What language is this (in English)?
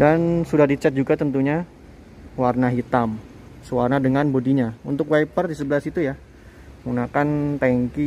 Indonesian